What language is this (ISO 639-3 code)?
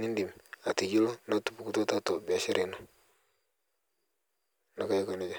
mas